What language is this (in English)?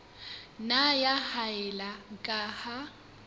Southern Sotho